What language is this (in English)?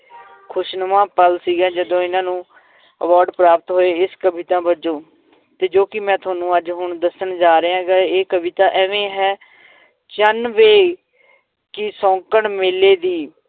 Punjabi